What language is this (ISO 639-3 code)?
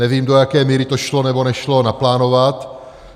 ces